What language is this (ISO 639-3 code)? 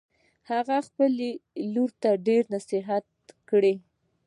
pus